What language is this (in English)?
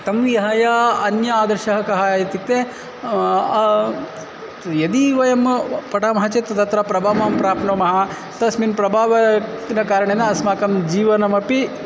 Sanskrit